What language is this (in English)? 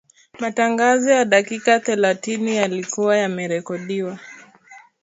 Swahili